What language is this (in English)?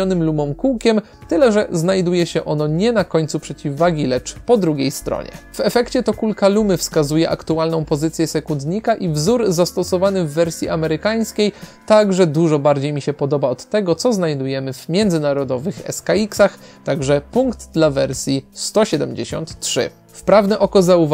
Polish